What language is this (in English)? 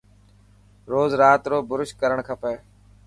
Dhatki